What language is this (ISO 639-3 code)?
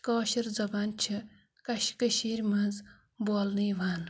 kas